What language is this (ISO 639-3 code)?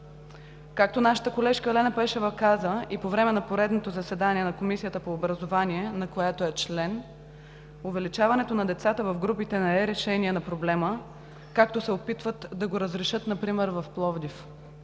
bul